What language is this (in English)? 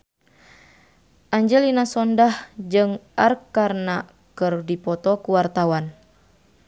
Sundanese